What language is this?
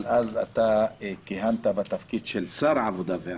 Hebrew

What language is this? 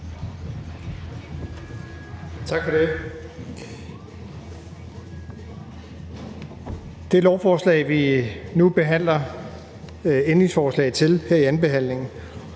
Danish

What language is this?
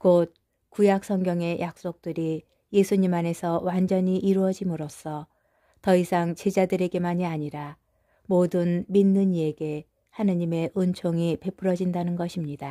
Korean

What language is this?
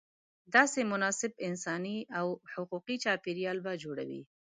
Pashto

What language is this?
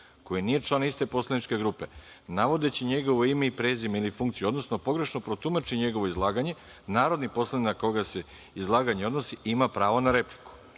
Serbian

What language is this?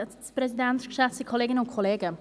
Swiss German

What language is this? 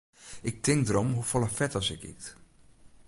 Western Frisian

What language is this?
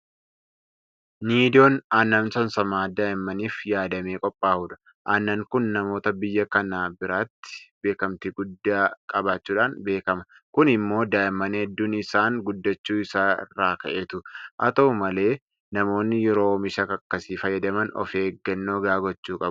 Oromo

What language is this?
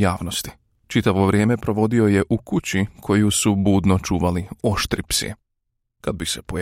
Croatian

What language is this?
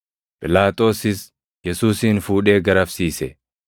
Oromo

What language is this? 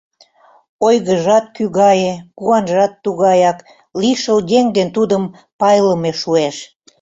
Mari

